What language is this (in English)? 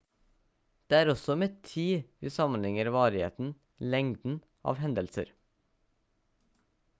Norwegian Bokmål